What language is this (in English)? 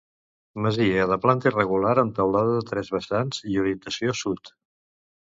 Catalan